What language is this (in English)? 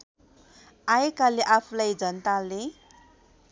Nepali